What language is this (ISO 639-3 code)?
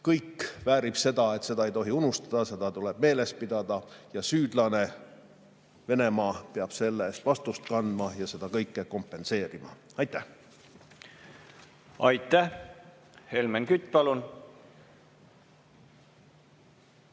est